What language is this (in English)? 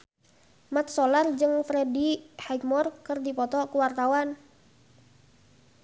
Sundanese